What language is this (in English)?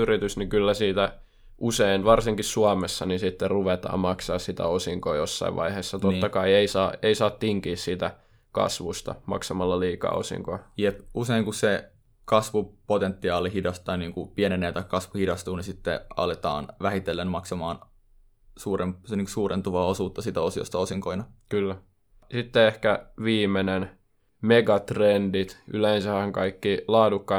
Finnish